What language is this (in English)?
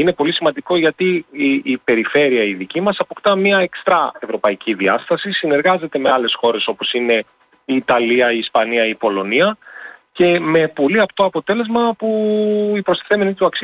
Greek